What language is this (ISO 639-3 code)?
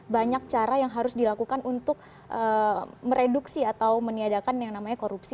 ind